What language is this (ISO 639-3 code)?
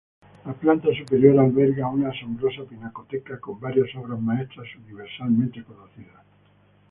spa